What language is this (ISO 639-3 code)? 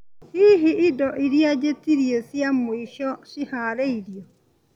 kik